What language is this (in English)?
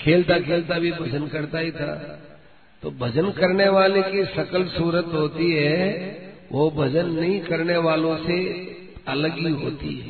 Hindi